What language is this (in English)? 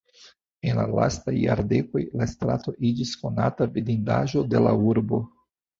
Esperanto